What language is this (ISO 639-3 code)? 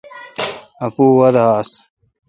xka